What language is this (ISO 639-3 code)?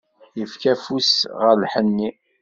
kab